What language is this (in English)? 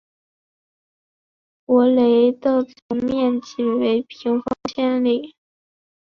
Chinese